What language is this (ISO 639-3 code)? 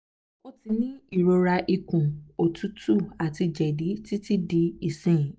yor